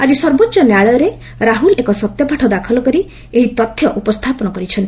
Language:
Odia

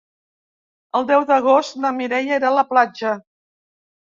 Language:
Catalan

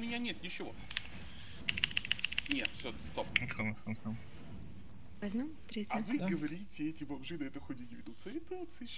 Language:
Russian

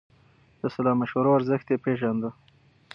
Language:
Pashto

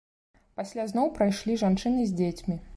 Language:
Belarusian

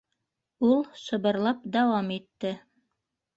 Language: Bashkir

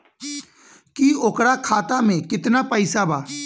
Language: Bhojpuri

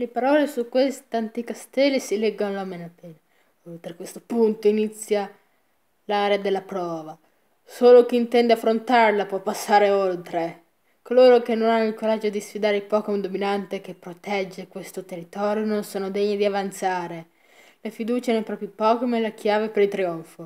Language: Italian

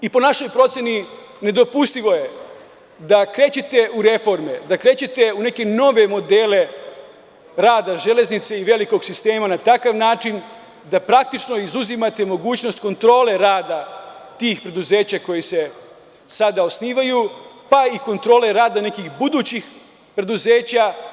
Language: Serbian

